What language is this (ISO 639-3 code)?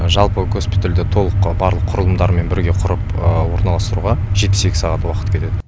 kaz